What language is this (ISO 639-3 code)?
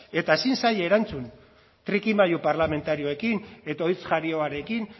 eus